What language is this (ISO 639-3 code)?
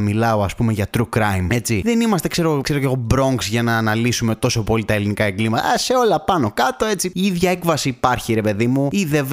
ell